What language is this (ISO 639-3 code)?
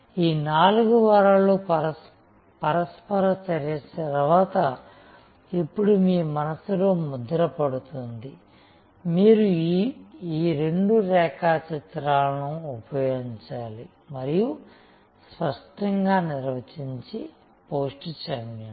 tel